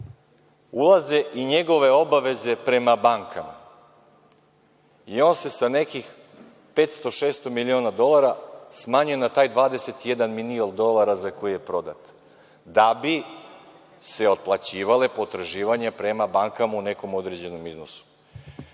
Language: Serbian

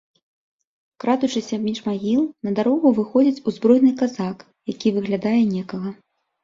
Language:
Belarusian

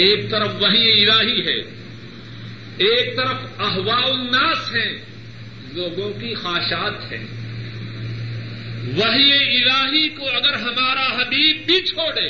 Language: Urdu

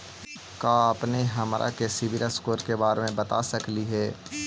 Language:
Magahi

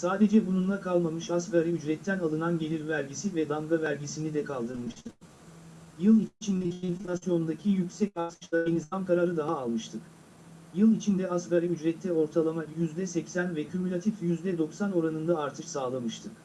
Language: Turkish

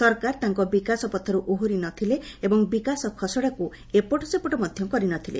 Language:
Odia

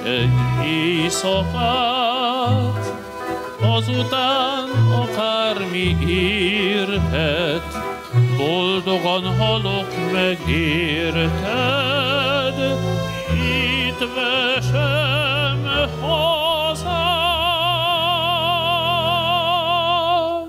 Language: Hungarian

